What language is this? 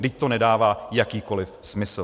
Czech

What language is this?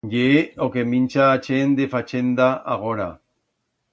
Aragonese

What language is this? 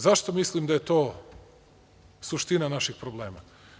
Serbian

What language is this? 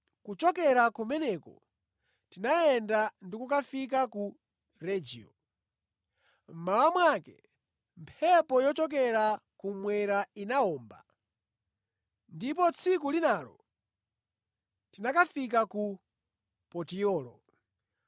Nyanja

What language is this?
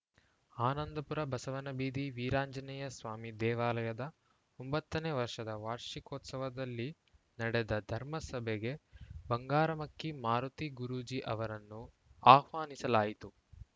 Kannada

